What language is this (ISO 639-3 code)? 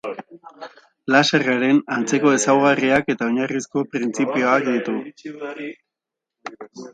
eus